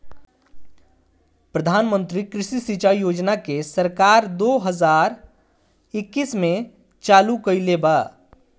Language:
Bhojpuri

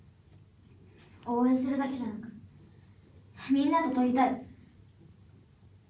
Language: Japanese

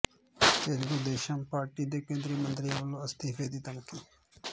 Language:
Punjabi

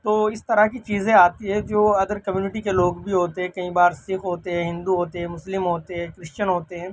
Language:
Urdu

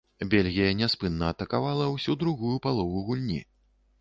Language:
Belarusian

